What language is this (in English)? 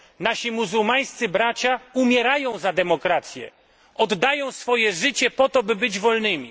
Polish